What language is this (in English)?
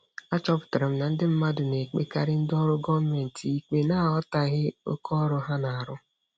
Igbo